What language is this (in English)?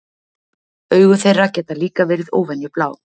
Icelandic